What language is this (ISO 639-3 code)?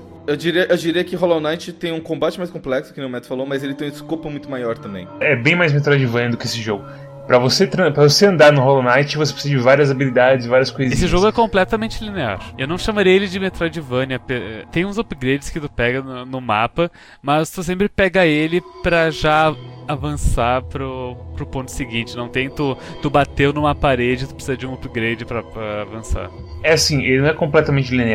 por